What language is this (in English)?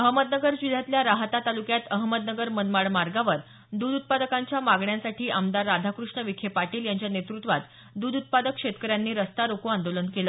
Marathi